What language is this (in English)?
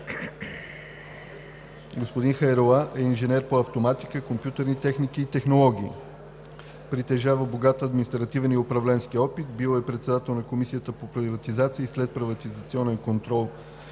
Bulgarian